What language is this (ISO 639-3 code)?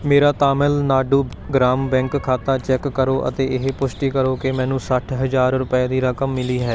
pan